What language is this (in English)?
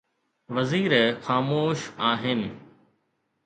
Sindhi